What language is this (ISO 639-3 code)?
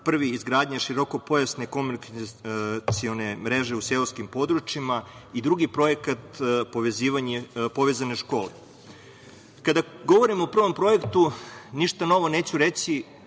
srp